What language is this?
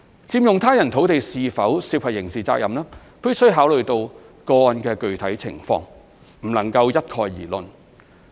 Cantonese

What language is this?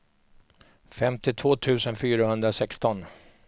Swedish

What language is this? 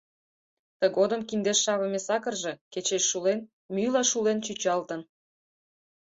Mari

